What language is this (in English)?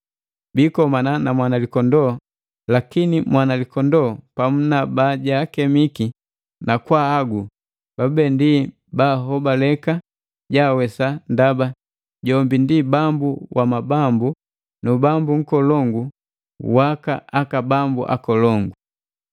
Matengo